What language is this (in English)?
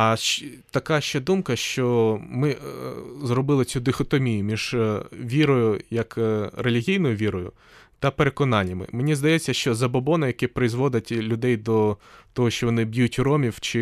Ukrainian